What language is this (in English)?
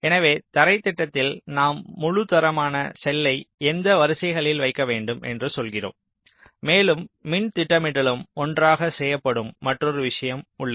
Tamil